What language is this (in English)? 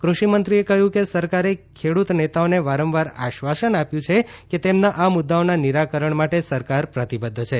Gujarati